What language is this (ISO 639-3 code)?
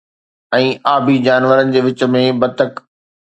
snd